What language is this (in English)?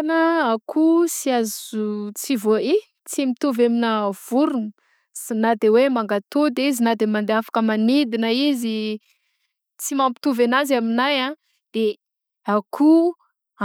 Southern Betsimisaraka Malagasy